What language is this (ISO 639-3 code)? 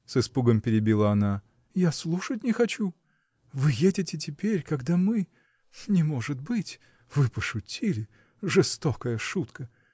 rus